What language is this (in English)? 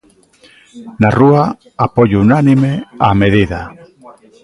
Galician